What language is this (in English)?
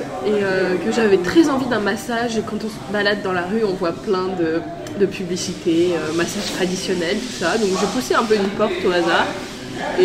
French